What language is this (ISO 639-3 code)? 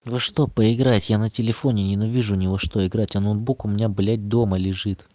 rus